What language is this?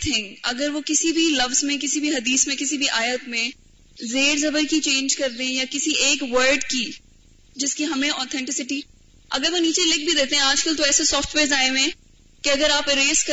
Urdu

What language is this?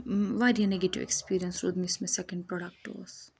Kashmiri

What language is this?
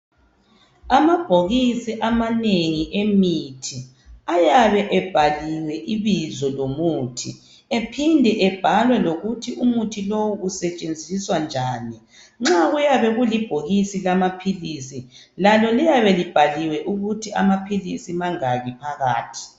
North Ndebele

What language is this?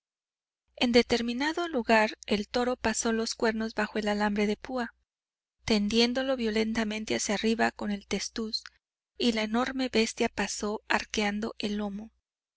Spanish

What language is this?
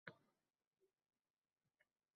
Uzbek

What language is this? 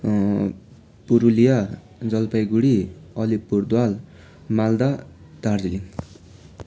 Nepali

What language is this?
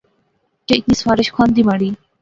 Pahari-Potwari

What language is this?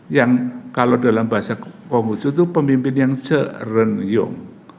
Indonesian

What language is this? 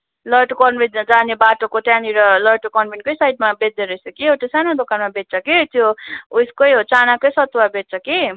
Nepali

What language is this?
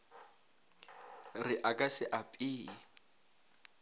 Northern Sotho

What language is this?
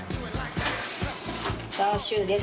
Japanese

